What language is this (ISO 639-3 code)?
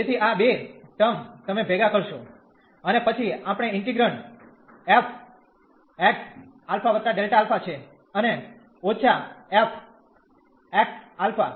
guj